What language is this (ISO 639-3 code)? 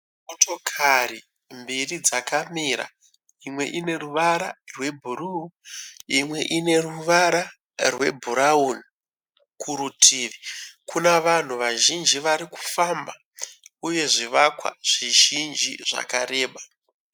sna